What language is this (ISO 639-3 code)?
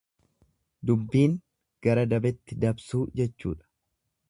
orm